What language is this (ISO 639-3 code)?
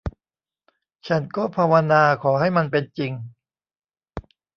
tha